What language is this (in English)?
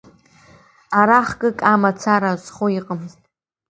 Abkhazian